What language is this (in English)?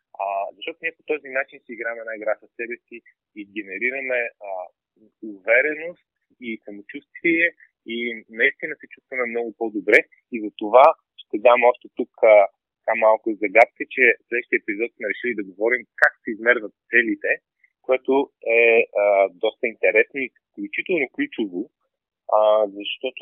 Bulgarian